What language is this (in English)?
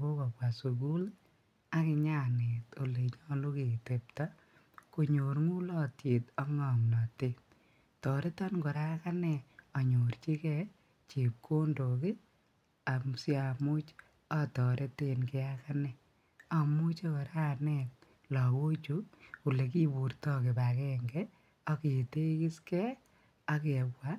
Kalenjin